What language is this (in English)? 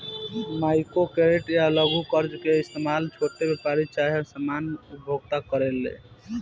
Bhojpuri